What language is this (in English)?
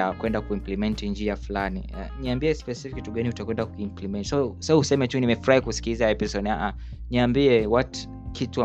Swahili